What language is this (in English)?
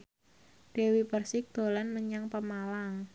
Javanese